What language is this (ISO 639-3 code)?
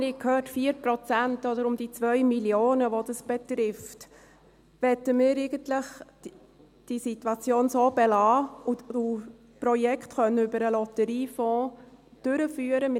gsw